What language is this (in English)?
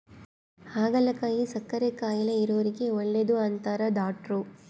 Kannada